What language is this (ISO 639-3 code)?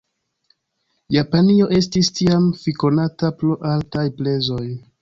epo